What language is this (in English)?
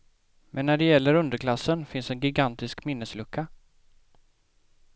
Swedish